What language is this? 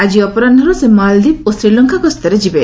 Odia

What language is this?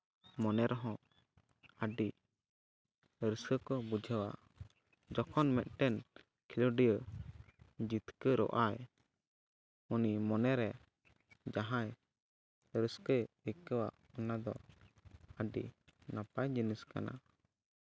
Santali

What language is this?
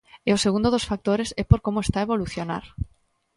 Galician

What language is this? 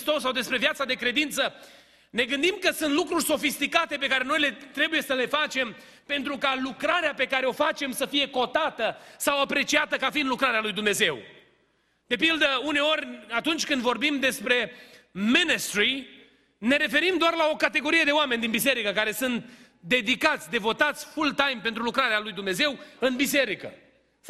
Romanian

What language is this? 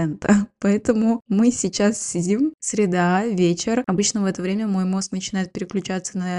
Russian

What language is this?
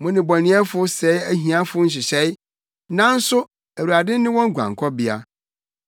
Akan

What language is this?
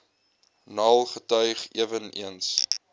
Afrikaans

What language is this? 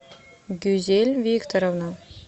Russian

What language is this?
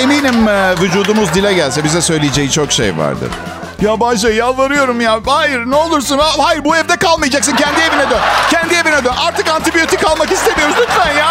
Turkish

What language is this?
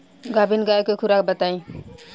Bhojpuri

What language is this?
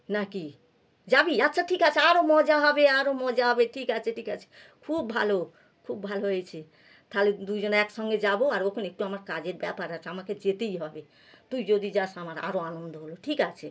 Bangla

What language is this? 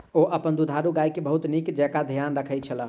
Maithili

